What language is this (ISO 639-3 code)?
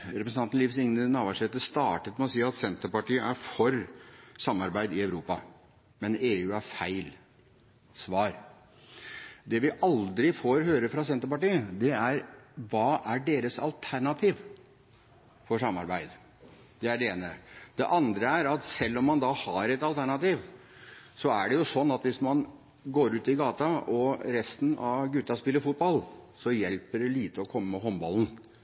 nob